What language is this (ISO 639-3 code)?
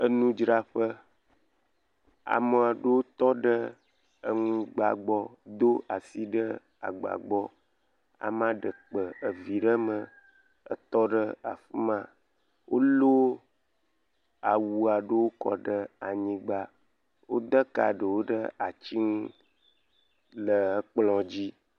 ewe